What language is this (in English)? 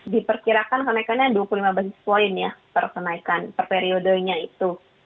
Indonesian